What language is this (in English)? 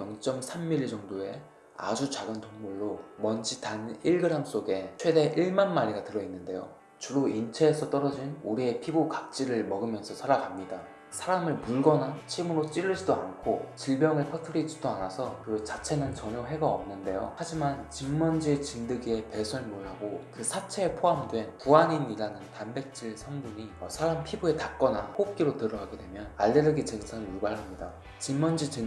Korean